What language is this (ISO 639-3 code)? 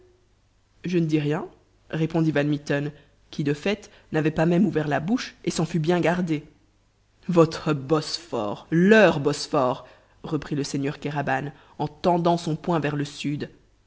fra